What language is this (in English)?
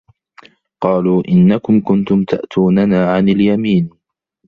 Arabic